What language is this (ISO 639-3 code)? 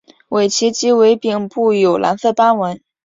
zho